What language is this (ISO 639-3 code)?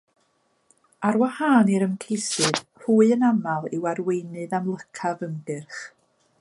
cym